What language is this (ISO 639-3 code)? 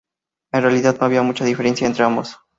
spa